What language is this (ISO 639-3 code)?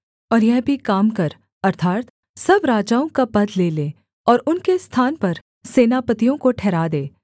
hin